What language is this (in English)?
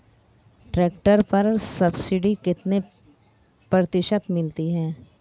Hindi